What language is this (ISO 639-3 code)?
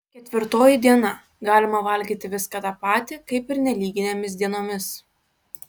lit